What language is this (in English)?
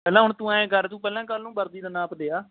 Punjabi